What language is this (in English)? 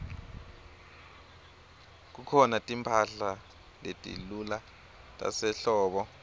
Swati